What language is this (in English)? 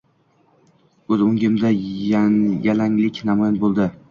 Uzbek